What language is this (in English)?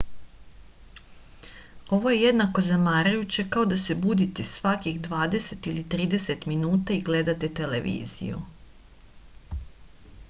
Serbian